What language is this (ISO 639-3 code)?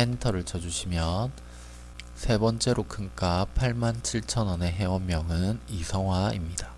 kor